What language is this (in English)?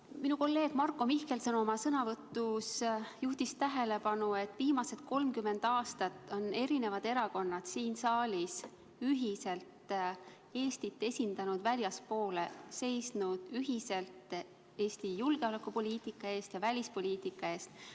Estonian